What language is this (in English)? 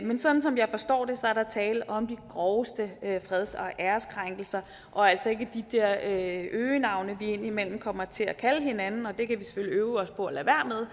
Danish